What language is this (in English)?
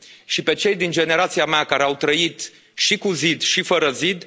Romanian